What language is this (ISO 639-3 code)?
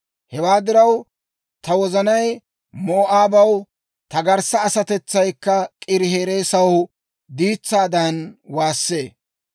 dwr